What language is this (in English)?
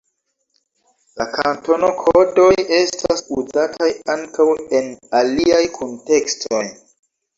Esperanto